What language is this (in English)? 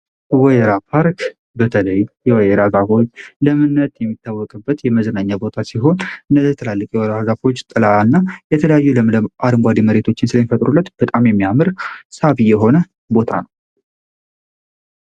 Amharic